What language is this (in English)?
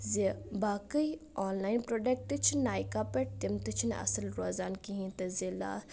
Kashmiri